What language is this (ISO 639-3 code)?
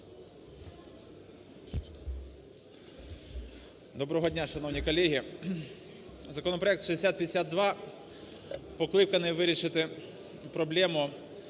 ukr